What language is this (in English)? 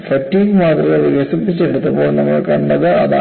Malayalam